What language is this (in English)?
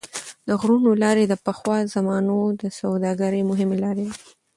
Pashto